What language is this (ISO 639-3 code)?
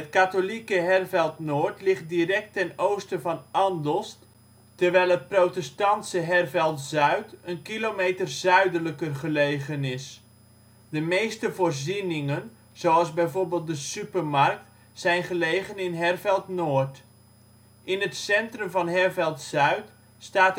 nld